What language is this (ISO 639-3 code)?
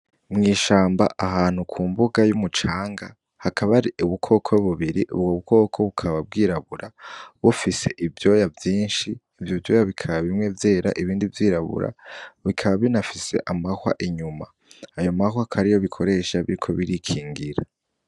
run